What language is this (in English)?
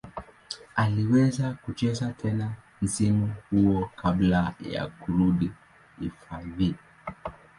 Swahili